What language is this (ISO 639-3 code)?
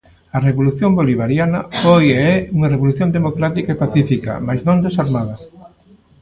glg